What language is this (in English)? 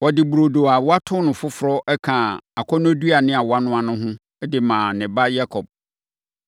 Akan